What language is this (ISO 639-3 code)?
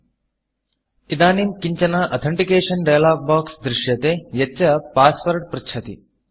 san